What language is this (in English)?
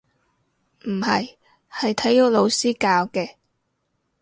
Cantonese